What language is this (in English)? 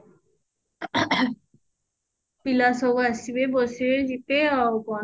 Odia